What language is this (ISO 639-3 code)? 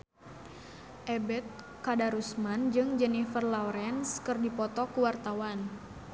sun